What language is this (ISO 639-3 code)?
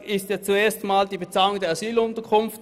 gsw